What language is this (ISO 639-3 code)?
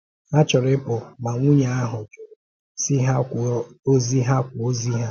ibo